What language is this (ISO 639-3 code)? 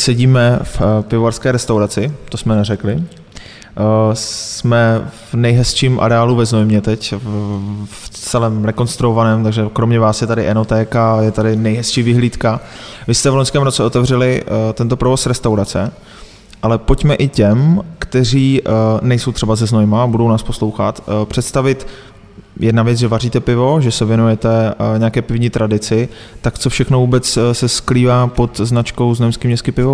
ces